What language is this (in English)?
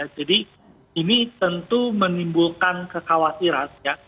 Indonesian